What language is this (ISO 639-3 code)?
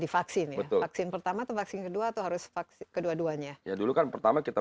ind